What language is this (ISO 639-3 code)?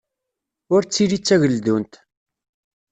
kab